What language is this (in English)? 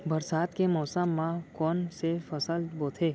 Chhattisgarhi